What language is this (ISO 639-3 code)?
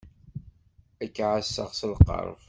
kab